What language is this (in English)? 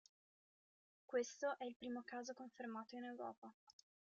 Italian